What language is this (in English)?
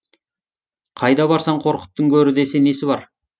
Kazakh